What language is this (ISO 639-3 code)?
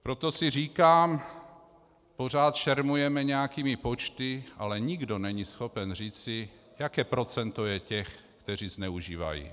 ces